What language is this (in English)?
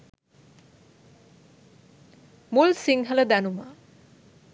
Sinhala